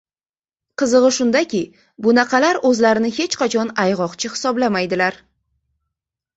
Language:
Uzbek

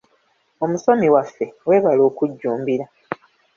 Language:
Ganda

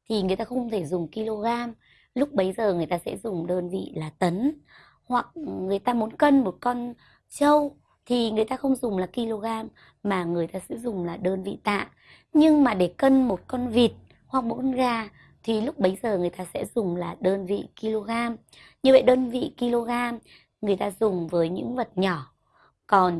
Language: Vietnamese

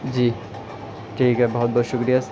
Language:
Urdu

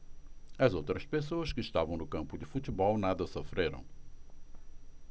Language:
Portuguese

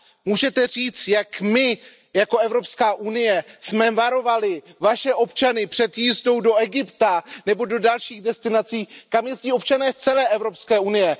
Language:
Czech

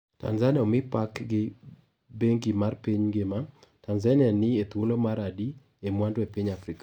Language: Luo (Kenya and Tanzania)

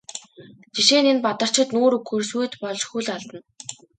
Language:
Mongolian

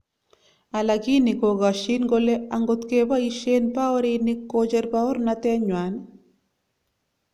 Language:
Kalenjin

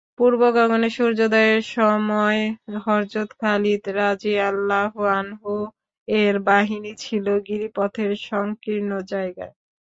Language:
Bangla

